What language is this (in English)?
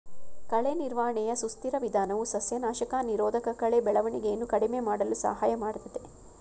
Kannada